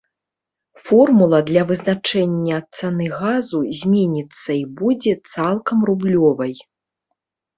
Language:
Belarusian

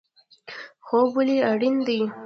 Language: Pashto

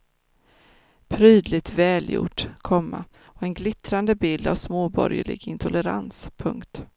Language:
Swedish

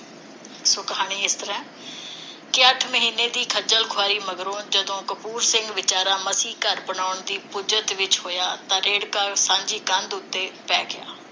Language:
Punjabi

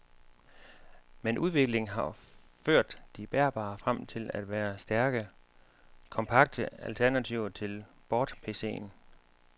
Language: Danish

